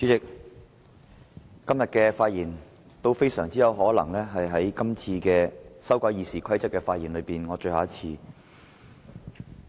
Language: Cantonese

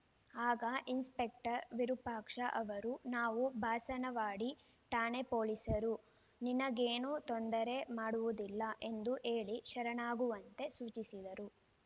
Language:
Kannada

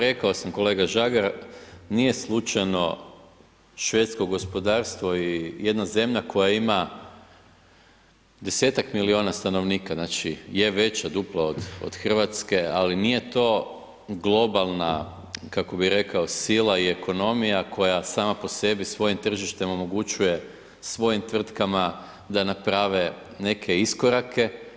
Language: Croatian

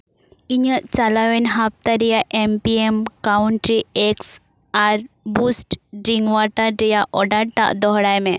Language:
Santali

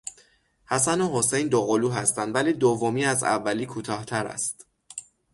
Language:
Persian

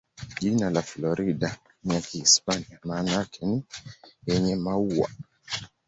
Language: Swahili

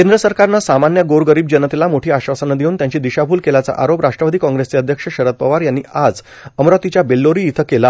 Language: Marathi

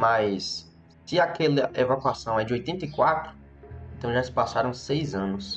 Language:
Portuguese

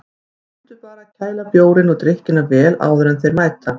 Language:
Icelandic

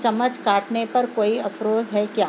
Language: Urdu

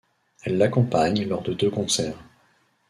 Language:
French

